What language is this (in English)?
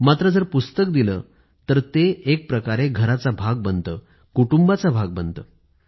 Marathi